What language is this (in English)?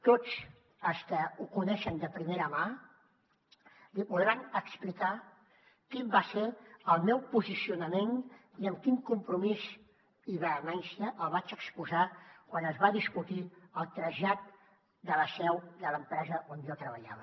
Catalan